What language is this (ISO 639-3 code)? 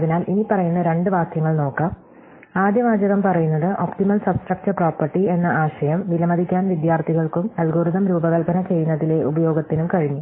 mal